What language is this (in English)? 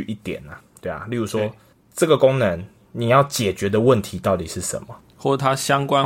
Chinese